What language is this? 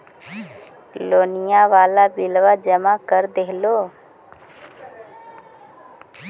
Magahi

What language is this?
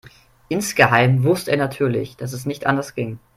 German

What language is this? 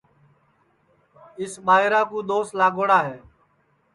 Sansi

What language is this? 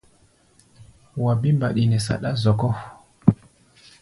Gbaya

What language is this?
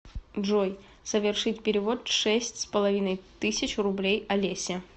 Russian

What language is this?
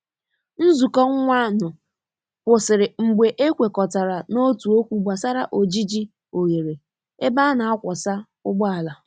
Igbo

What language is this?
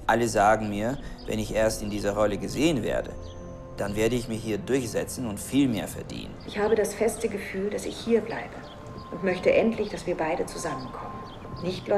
German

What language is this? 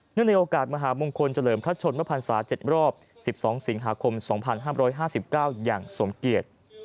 Thai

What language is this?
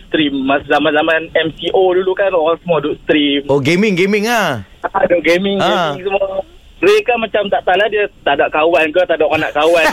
Malay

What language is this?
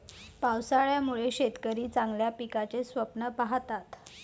Marathi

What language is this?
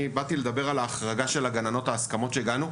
Hebrew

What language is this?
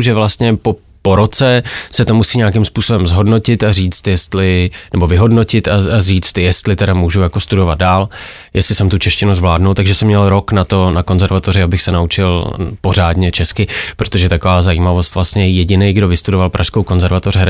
Czech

